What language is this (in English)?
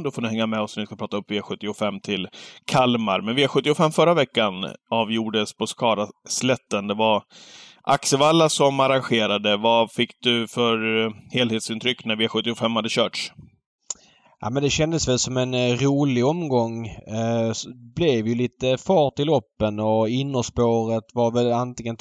Swedish